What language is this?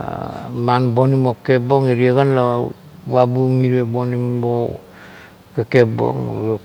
Kuot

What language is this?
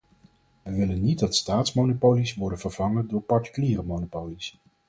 Dutch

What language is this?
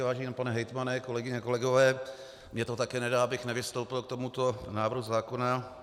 Czech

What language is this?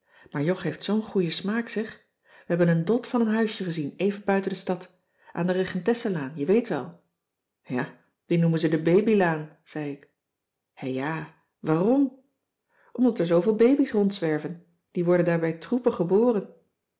Dutch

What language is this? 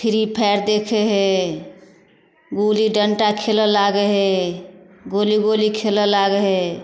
Maithili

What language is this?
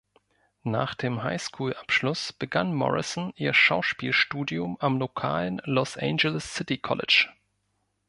German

